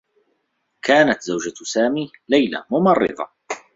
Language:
Arabic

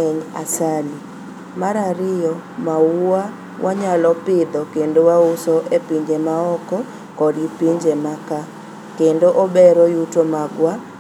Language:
Luo (Kenya and Tanzania)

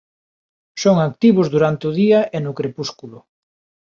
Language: Galician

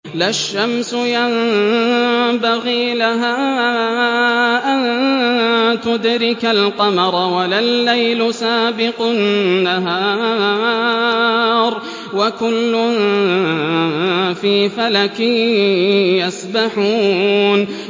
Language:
Arabic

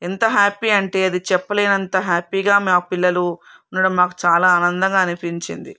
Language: Telugu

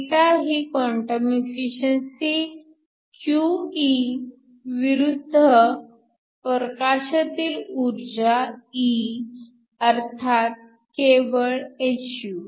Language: Marathi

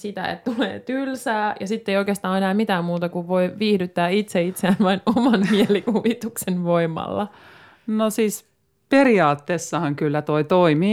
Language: Finnish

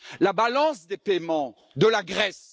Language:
French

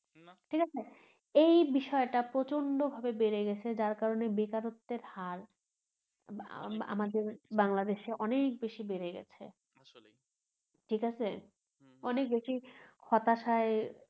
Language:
Bangla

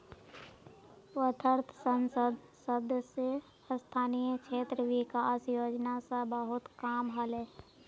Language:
Magahi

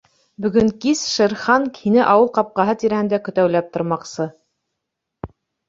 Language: Bashkir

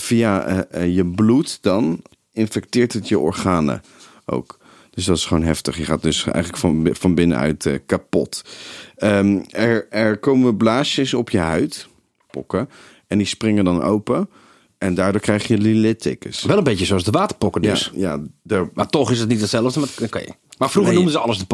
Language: Dutch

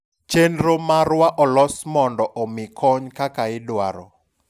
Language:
Luo (Kenya and Tanzania)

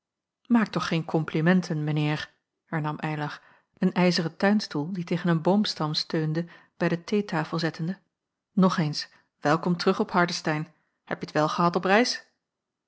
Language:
Dutch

